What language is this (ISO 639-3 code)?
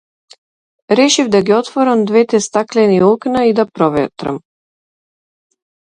mkd